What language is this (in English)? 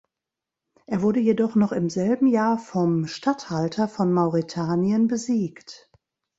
German